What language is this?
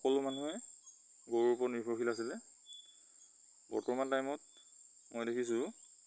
Assamese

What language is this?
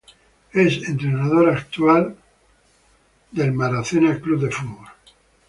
Spanish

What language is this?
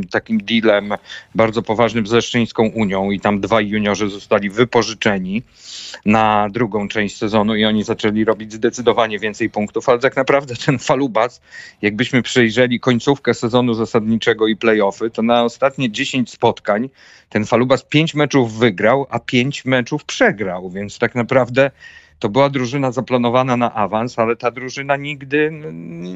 Polish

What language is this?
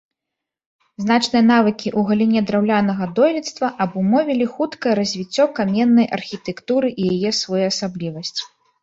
Belarusian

